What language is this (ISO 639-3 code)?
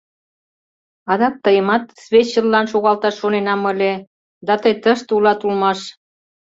chm